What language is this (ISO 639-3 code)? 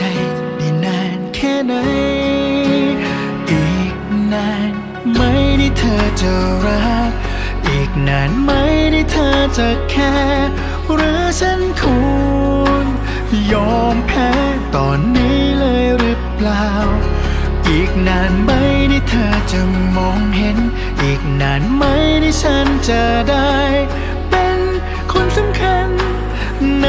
tha